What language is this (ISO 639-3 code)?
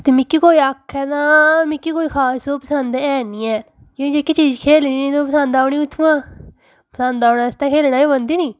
doi